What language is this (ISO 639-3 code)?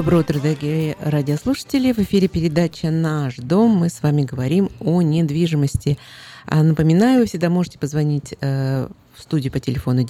rus